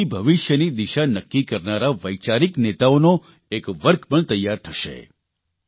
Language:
Gujarati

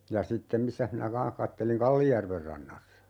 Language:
Finnish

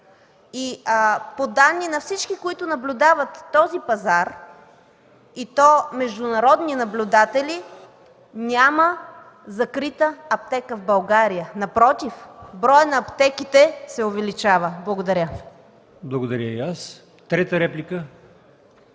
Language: Bulgarian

